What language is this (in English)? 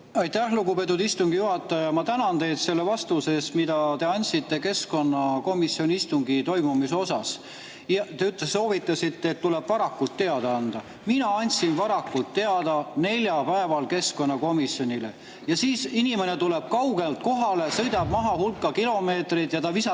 Estonian